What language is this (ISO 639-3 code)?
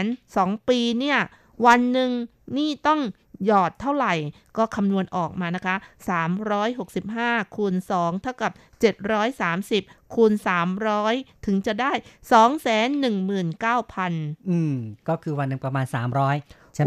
tha